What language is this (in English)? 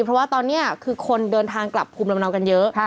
Thai